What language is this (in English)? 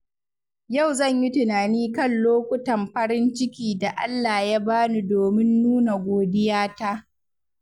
Hausa